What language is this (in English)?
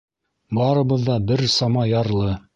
Bashkir